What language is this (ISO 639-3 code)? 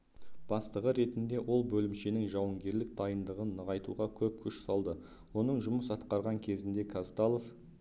kaz